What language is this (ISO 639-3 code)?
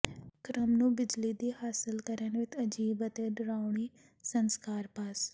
pan